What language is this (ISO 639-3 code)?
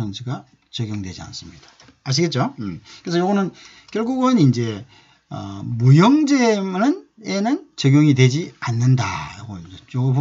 kor